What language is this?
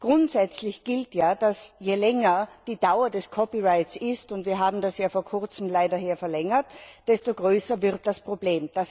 German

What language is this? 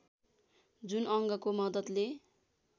Nepali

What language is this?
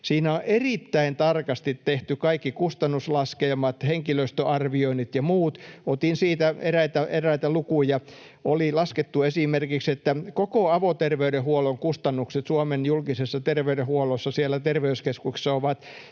Finnish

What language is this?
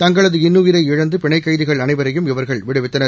Tamil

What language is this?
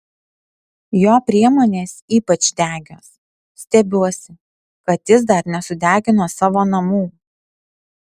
Lithuanian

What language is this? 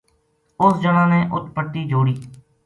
Gujari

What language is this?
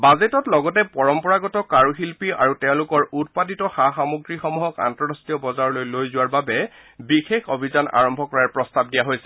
Assamese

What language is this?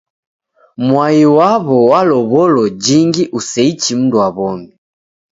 Taita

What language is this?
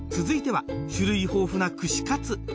Japanese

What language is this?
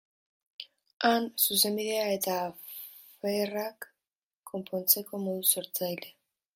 Basque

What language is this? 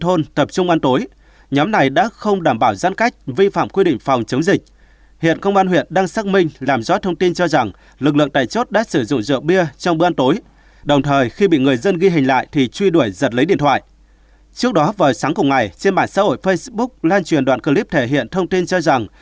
Vietnamese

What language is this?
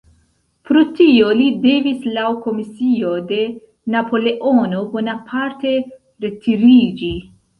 Esperanto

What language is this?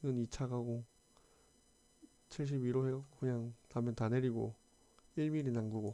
Korean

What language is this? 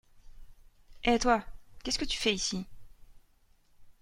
French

